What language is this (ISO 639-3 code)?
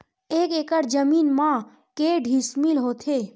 hne